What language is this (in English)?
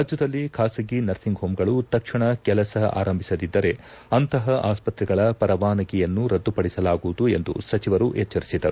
Kannada